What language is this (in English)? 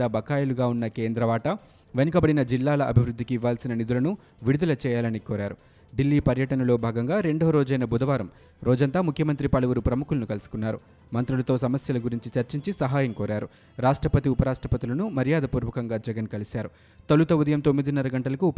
Telugu